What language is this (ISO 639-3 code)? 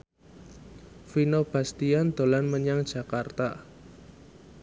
jav